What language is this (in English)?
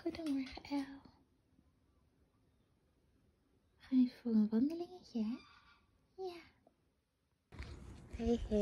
Dutch